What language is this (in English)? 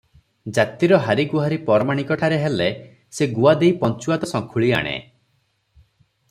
Odia